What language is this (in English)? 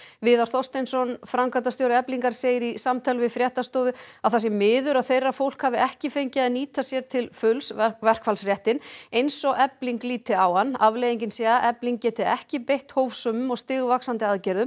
Icelandic